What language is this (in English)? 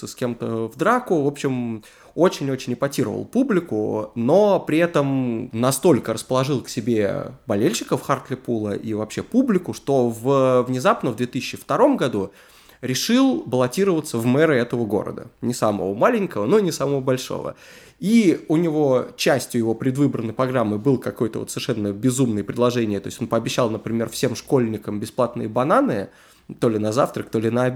Russian